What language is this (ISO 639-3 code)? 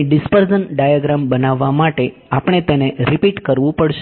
guj